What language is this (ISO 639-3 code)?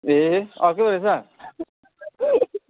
nep